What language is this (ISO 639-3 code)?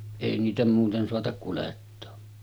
fin